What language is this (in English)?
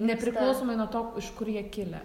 Lithuanian